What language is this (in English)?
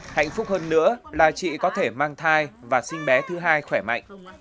Vietnamese